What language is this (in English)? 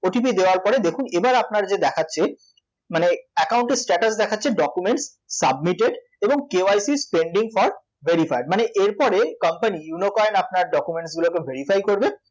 Bangla